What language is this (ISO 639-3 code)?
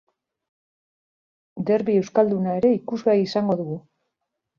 eus